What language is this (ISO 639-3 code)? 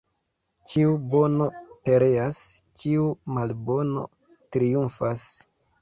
epo